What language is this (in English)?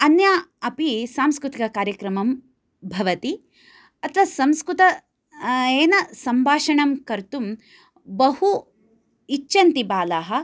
Sanskrit